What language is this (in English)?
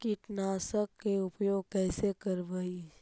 Magahi